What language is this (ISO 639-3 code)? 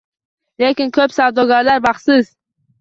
uzb